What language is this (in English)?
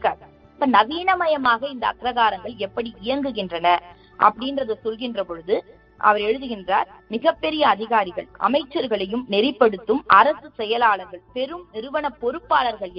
Tamil